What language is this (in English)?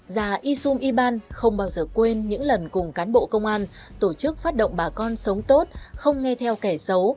Vietnamese